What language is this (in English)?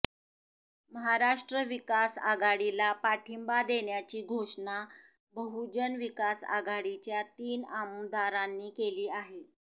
Marathi